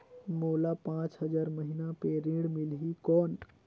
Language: Chhattisgarhi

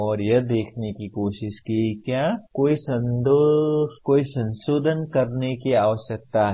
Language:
Hindi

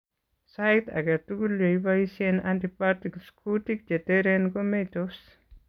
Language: Kalenjin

